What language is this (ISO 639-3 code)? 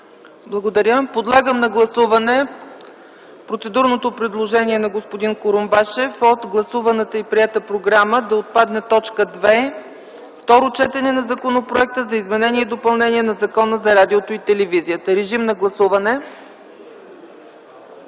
bul